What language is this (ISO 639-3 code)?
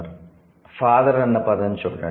tel